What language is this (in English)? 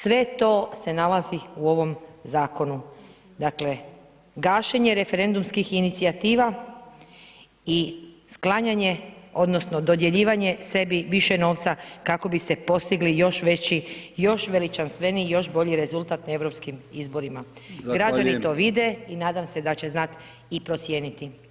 Croatian